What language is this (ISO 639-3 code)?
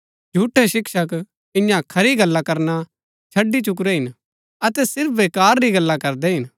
gbk